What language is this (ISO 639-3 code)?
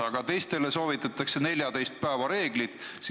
est